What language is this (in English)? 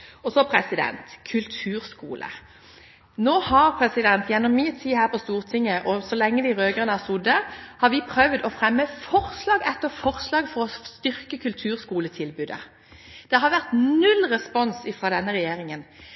Norwegian Bokmål